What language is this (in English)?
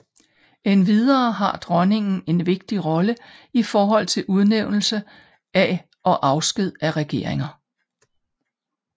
Danish